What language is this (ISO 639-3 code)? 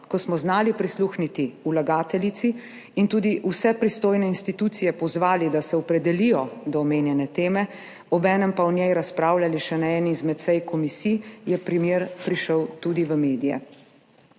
slv